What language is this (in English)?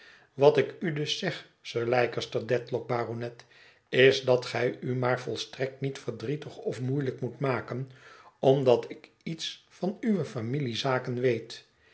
Dutch